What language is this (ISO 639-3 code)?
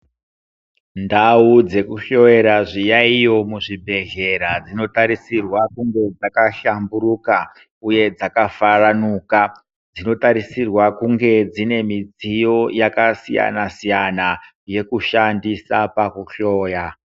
ndc